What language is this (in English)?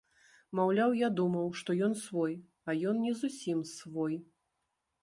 Belarusian